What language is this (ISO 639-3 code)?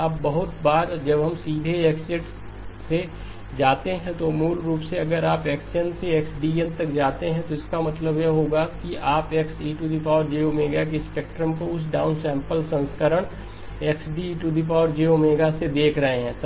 hin